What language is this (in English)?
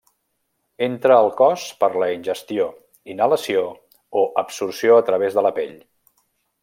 Catalan